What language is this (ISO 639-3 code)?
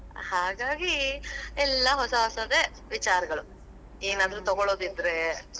kan